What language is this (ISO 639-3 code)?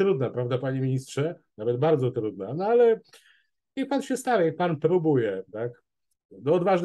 pol